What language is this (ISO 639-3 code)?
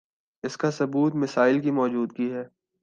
urd